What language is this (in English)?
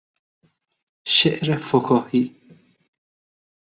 Persian